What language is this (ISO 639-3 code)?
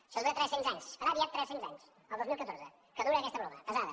cat